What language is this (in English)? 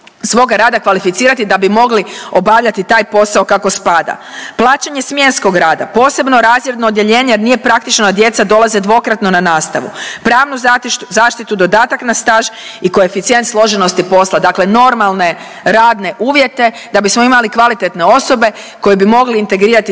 Croatian